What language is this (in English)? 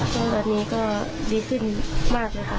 Thai